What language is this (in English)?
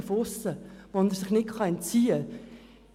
Swiss German